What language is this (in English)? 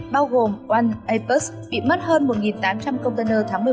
Vietnamese